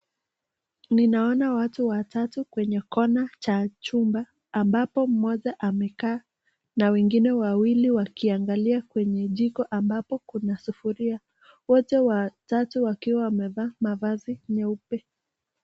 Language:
Swahili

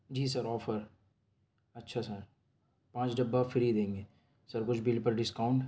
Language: Urdu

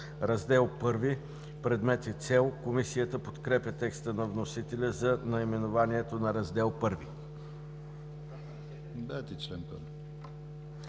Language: Bulgarian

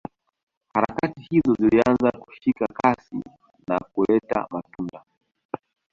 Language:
Swahili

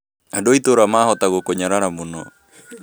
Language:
Kikuyu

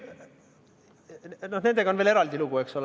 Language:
Estonian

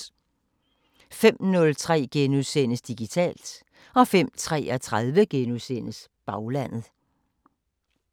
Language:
Danish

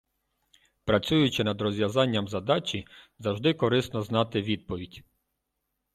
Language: Ukrainian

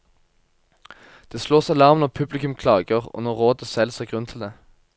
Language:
Norwegian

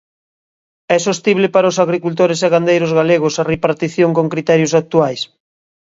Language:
Galician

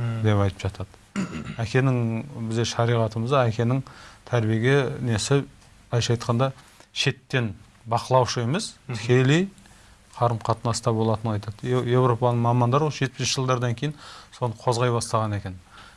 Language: Turkish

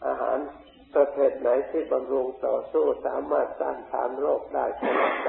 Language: Thai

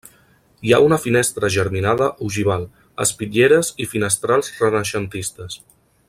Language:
Catalan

